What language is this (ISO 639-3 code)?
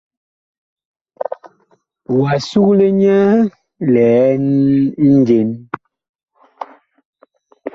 bkh